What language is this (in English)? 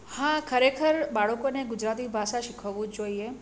Gujarati